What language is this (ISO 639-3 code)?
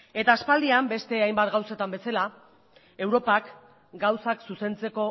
eus